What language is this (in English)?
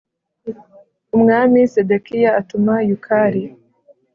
Kinyarwanda